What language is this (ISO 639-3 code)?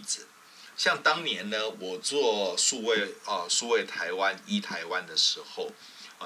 zho